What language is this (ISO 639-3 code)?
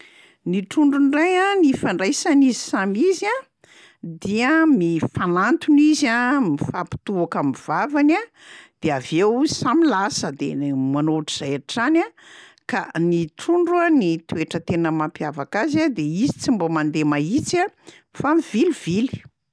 mlg